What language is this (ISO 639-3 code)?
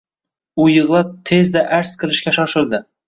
uzb